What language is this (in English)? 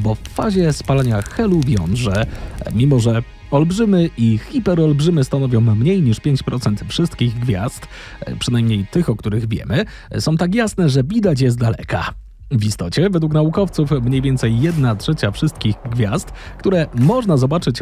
Polish